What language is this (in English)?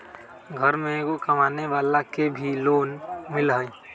Magahi